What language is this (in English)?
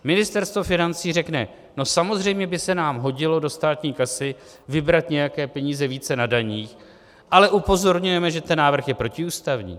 Czech